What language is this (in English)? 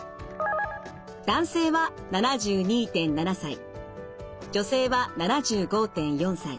Japanese